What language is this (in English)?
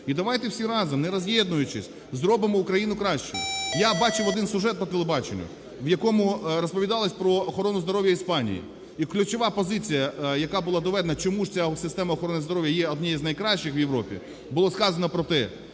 Ukrainian